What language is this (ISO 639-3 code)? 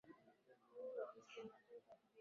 swa